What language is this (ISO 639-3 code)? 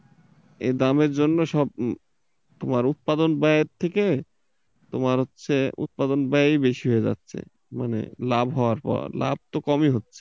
ben